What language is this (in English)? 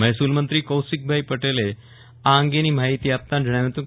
Gujarati